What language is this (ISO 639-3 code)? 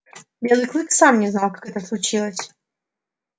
rus